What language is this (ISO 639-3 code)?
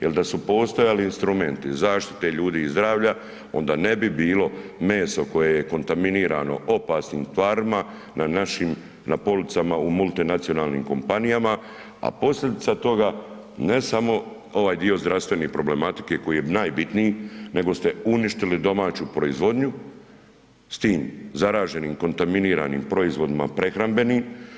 hrv